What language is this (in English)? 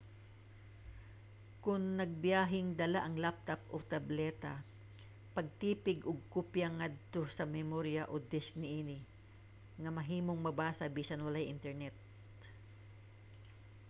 Cebuano